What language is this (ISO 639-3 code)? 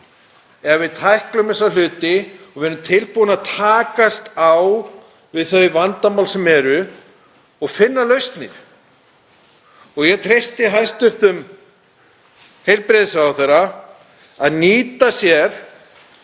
isl